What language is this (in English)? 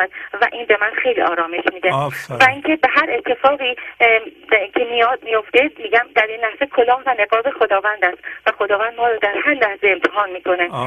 Persian